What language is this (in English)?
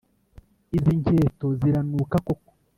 Kinyarwanda